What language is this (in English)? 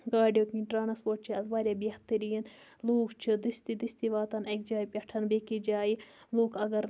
Kashmiri